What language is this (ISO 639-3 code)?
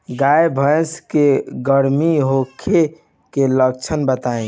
bho